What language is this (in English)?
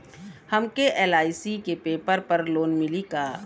Bhojpuri